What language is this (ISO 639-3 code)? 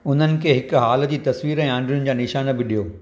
snd